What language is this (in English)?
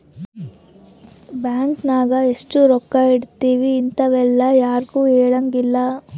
Kannada